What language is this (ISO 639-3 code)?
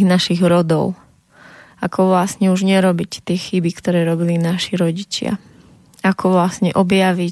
slk